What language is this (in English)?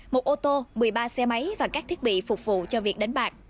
Vietnamese